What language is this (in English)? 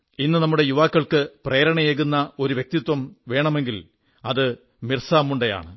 Malayalam